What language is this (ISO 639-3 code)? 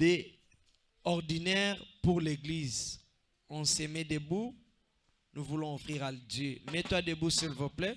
fra